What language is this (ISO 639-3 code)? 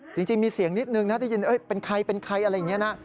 tha